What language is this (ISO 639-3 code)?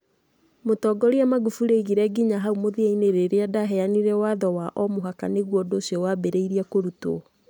kik